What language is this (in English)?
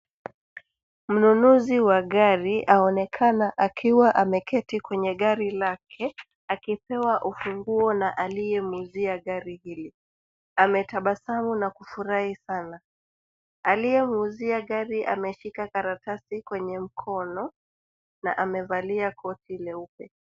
Swahili